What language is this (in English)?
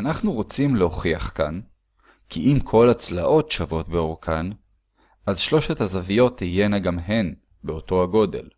Hebrew